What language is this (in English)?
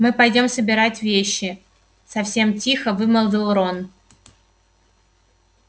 Russian